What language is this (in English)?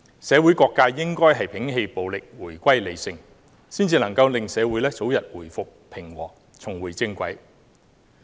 Cantonese